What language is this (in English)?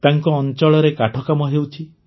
Odia